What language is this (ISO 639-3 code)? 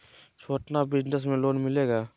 mag